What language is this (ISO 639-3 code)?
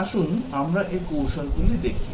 ben